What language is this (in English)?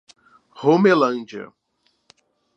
Portuguese